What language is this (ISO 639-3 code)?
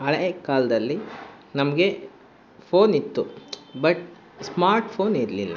kan